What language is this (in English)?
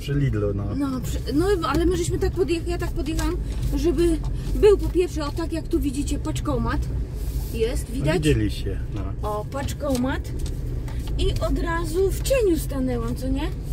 Polish